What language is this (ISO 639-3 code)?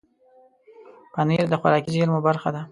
pus